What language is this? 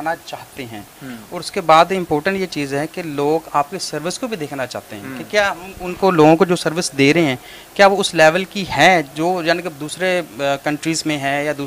Urdu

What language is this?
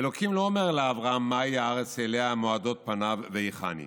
Hebrew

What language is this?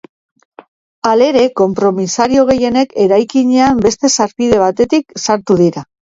Basque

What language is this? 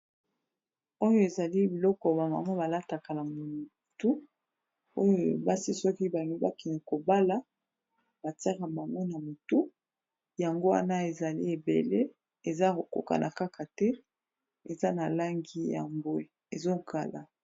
Lingala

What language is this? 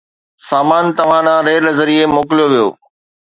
Sindhi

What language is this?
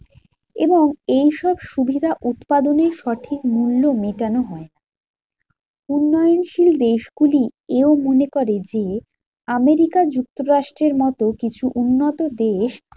Bangla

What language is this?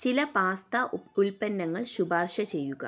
Malayalam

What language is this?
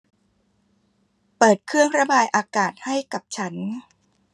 Thai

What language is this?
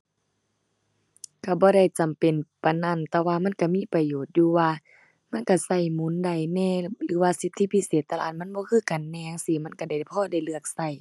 Thai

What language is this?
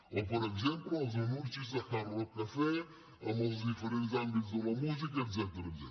Catalan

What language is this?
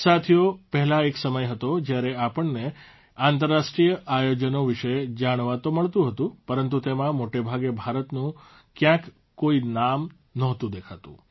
Gujarati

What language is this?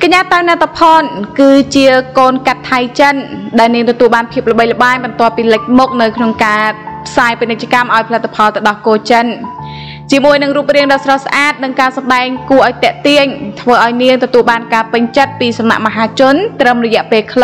Thai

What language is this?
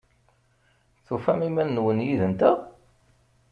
Kabyle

